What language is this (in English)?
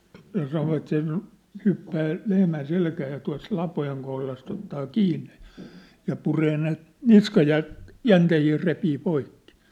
Finnish